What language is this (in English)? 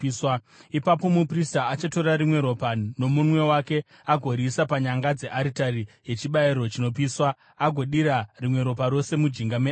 Shona